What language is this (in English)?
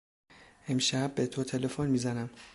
Persian